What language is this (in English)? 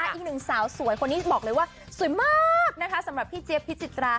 Thai